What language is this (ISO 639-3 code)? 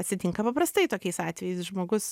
lit